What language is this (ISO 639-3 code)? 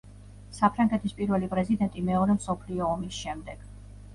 kat